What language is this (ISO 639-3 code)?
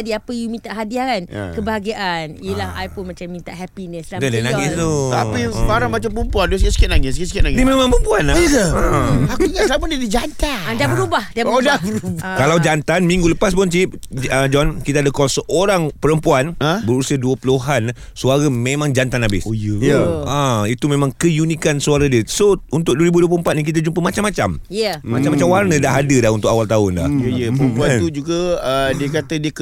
msa